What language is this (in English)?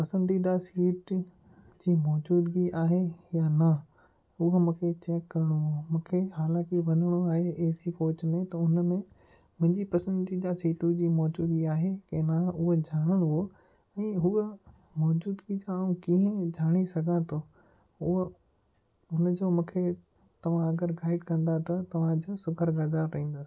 Sindhi